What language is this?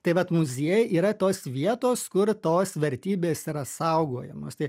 Lithuanian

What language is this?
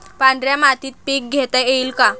Marathi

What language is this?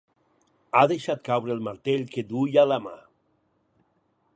Catalan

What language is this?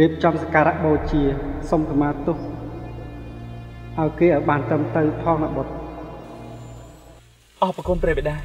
Thai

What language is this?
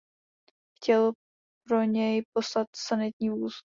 Czech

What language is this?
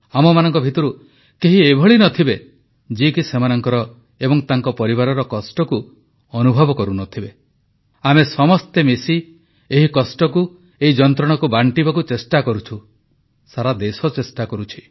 Odia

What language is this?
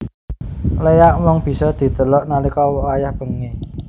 Javanese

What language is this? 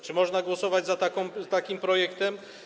Polish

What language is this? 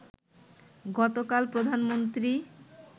Bangla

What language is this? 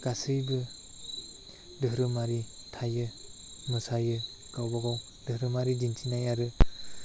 Bodo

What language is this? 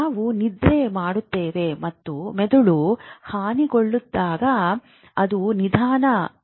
Kannada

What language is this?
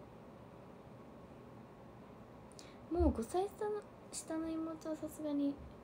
Japanese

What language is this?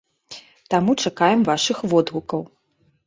Belarusian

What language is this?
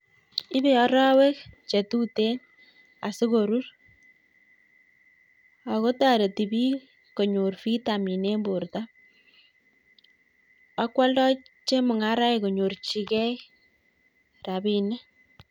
Kalenjin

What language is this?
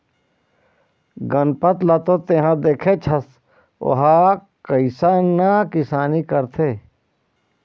Chhattisgarhi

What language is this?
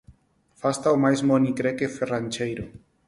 Galician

